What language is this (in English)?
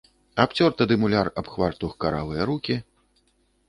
Belarusian